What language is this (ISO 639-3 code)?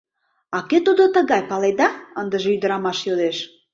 chm